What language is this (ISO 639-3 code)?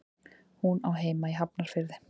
isl